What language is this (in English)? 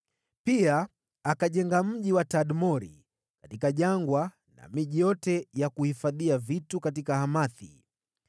Swahili